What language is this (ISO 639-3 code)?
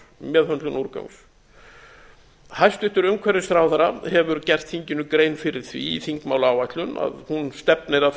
isl